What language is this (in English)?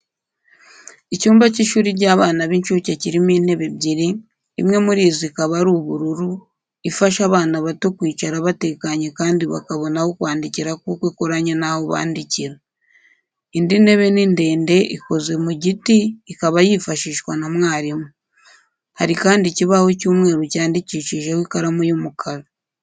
Kinyarwanda